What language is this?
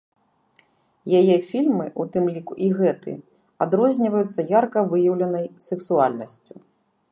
Belarusian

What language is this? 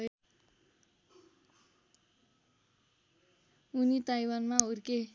Nepali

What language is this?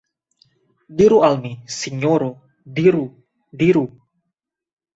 Esperanto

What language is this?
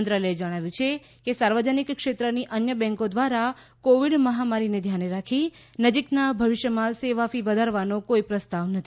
Gujarati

